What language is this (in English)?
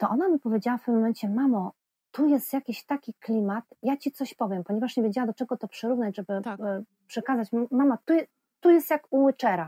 Polish